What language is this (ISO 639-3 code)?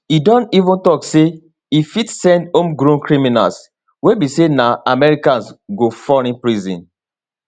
pcm